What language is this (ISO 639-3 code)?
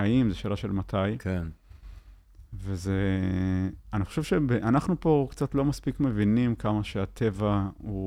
heb